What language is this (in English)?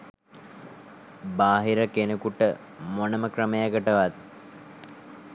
Sinhala